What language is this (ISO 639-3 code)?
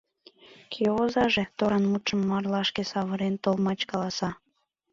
chm